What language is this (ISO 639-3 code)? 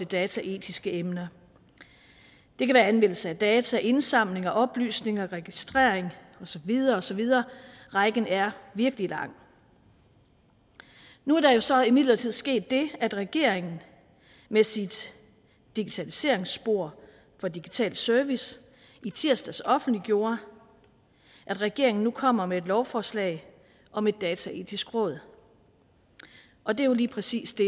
dan